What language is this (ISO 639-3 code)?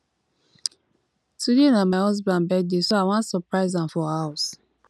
pcm